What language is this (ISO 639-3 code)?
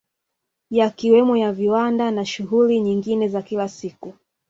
swa